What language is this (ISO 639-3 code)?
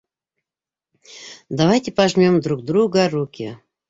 bak